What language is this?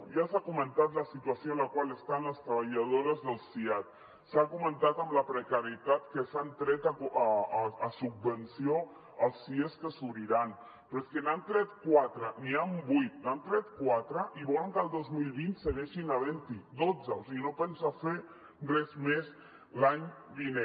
Catalan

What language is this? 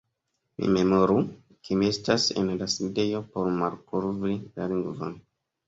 Esperanto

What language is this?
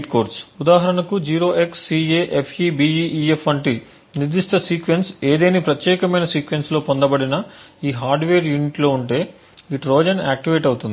Telugu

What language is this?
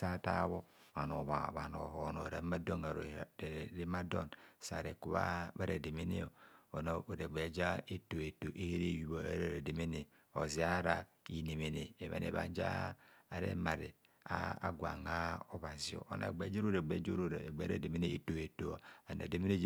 Kohumono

